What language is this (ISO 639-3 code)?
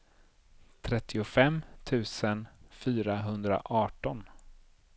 swe